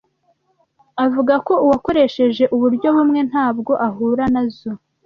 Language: Kinyarwanda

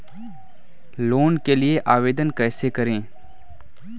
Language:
Hindi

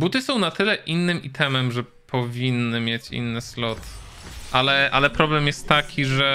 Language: Polish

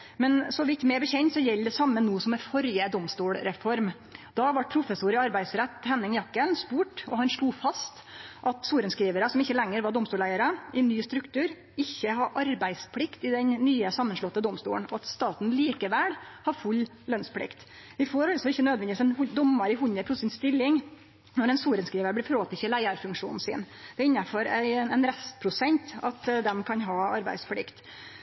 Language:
Norwegian Nynorsk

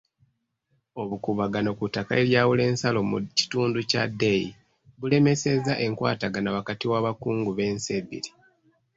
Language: Ganda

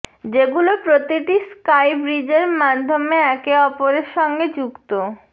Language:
Bangla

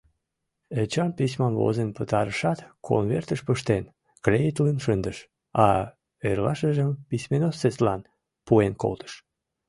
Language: Mari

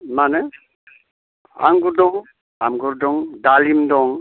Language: Bodo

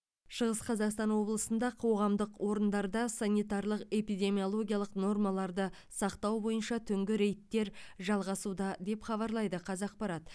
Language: Kazakh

